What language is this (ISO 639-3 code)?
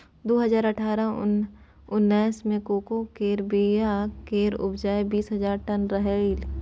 mai